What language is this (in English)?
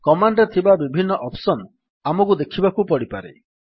Odia